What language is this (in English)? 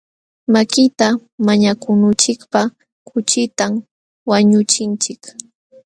Jauja Wanca Quechua